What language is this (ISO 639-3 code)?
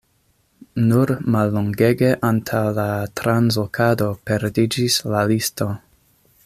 epo